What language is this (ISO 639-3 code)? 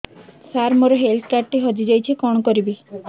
ori